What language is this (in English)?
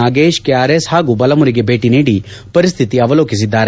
Kannada